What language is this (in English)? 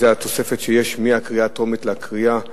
Hebrew